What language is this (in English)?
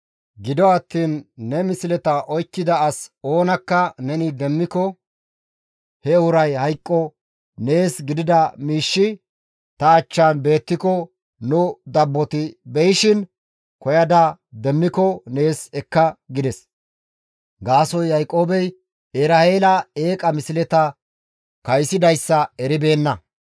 Gamo